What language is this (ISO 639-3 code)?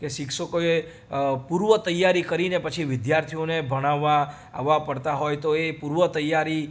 guj